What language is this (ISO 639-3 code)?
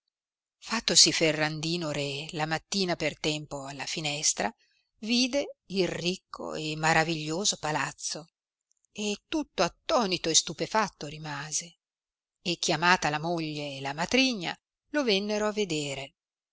ita